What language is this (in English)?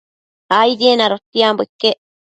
Matsés